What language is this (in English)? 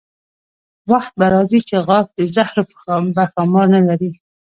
Pashto